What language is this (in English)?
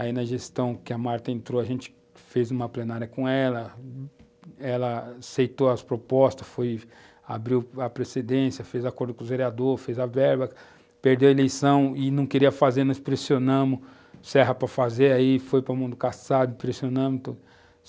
Portuguese